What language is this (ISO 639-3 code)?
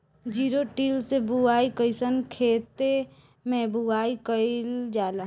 bho